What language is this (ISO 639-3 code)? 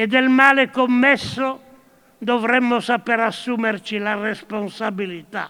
ita